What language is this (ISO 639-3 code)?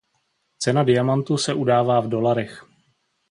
ces